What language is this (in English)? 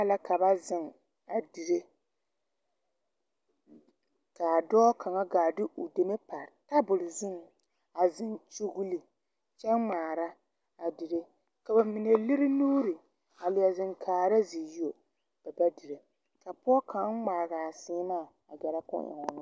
Southern Dagaare